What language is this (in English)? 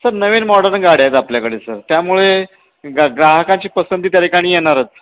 Marathi